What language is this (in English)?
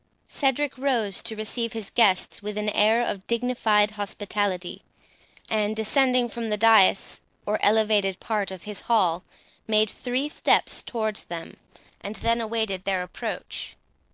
English